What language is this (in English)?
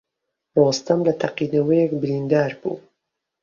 Central Kurdish